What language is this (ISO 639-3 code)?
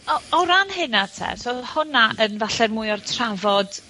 cym